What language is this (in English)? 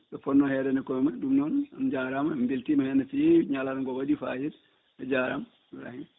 Fula